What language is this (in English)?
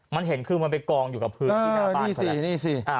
Thai